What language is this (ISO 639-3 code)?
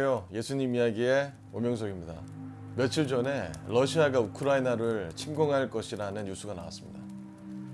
kor